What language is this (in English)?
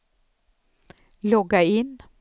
Swedish